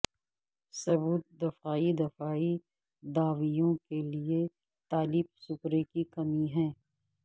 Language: Urdu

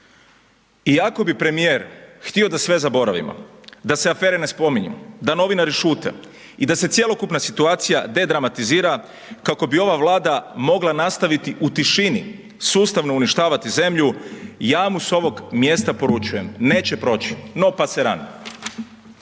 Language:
Croatian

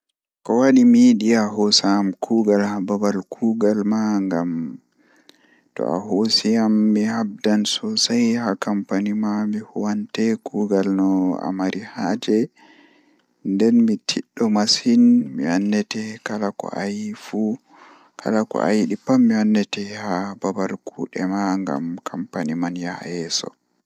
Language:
Fula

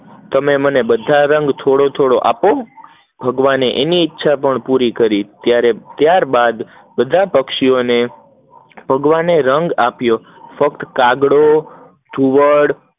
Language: Gujarati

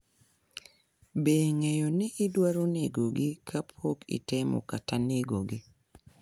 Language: Luo (Kenya and Tanzania)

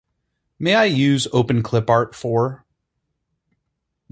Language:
English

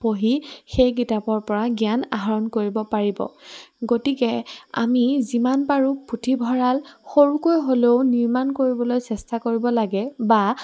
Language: Assamese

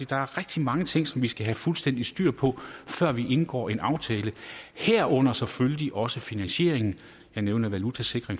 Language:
Danish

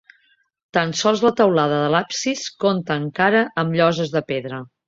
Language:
Catalan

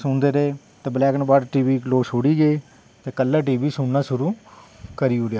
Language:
Dogri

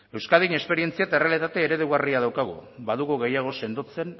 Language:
Basque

